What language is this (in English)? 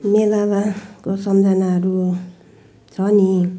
Nepali